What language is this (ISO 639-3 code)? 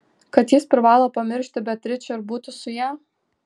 lit